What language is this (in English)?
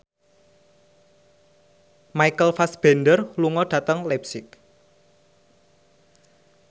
Javanese